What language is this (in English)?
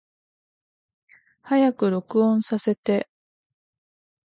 Japanese